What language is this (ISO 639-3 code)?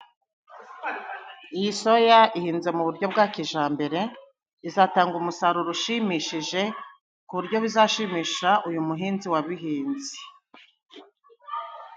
kin